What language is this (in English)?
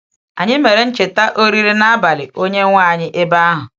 Igbo